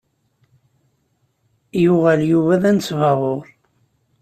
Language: Kabyle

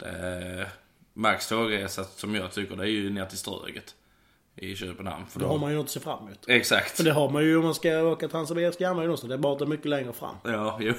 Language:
Swedish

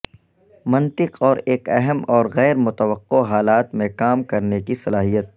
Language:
Urdu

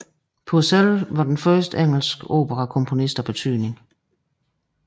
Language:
Danish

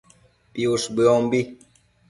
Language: Matsés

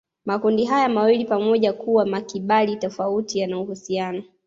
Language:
Swahili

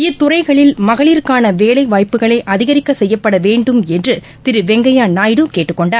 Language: Tamil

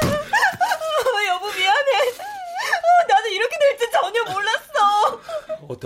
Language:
Korean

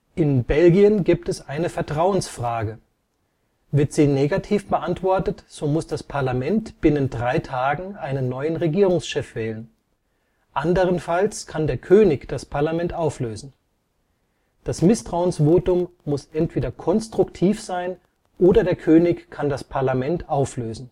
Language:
German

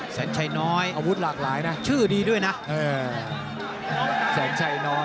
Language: Thai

